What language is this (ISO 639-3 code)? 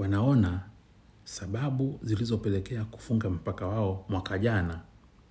swa